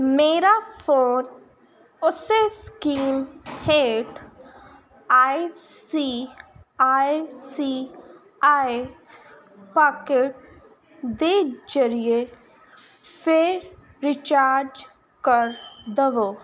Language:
Punjabi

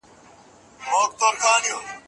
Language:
Pashto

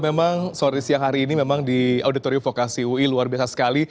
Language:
Indonesian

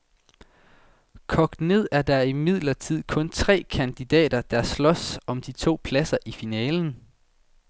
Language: Danish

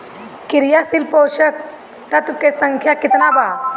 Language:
Bhojpuri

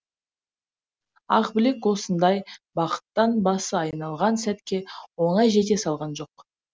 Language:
Kazakh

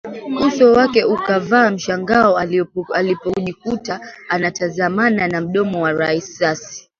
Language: Swahili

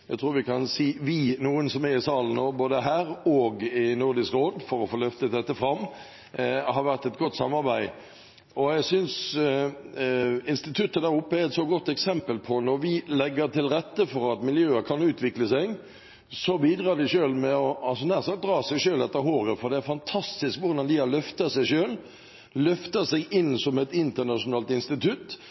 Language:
Norwegian Bokmål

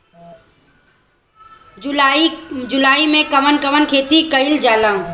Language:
Bhojpuri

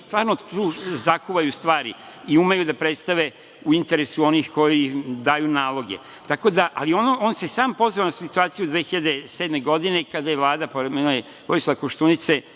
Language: Serbian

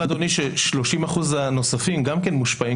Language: Hebrew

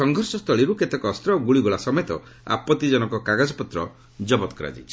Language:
Odia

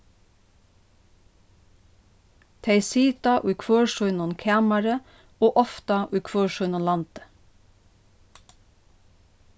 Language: Faroese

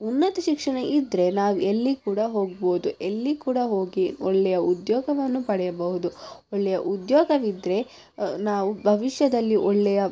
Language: Kannada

